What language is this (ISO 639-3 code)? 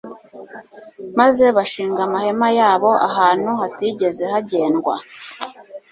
kin